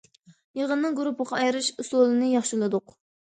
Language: Uyghur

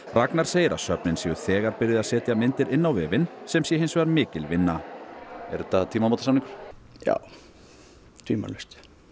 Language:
Icelandic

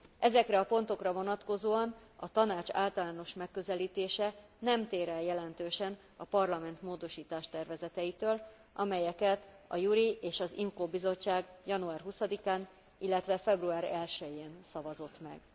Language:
Hungarian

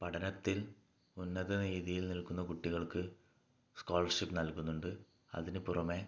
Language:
Malayalam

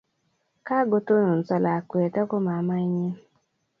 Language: Kalenjin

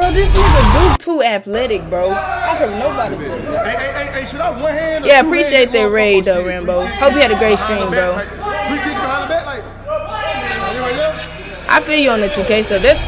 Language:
English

